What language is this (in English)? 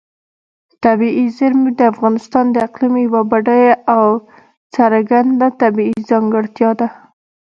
Pashto